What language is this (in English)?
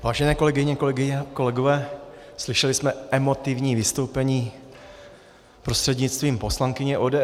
Czech